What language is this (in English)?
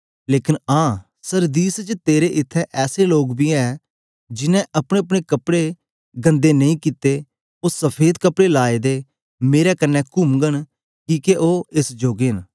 Dogri